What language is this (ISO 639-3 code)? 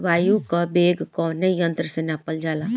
bho